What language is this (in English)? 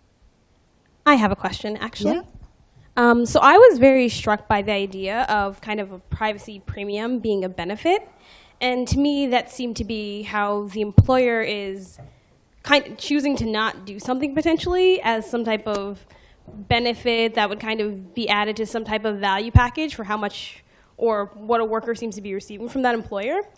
English